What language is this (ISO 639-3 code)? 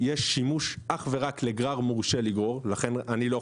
heb